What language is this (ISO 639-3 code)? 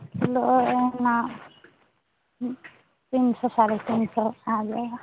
hin